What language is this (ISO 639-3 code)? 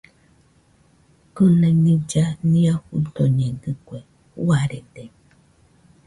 hux